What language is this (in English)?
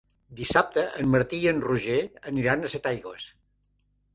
Catalan